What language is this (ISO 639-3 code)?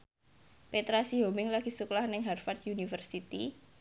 jav